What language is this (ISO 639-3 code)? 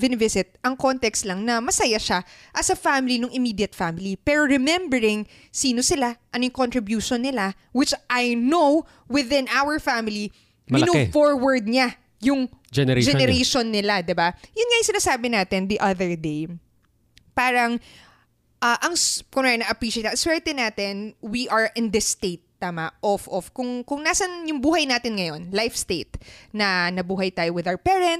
fil